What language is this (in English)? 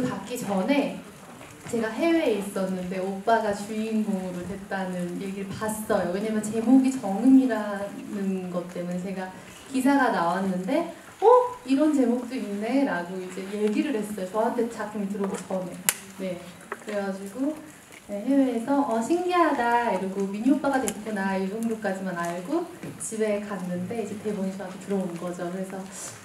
Korean